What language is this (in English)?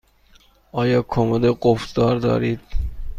Persian